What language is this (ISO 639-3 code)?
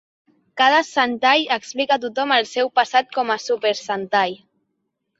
cat